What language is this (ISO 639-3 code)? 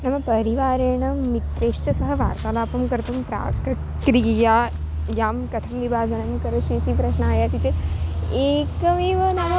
san